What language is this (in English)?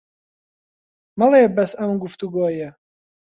Central Kurdish